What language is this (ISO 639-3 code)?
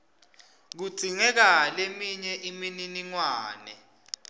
ssw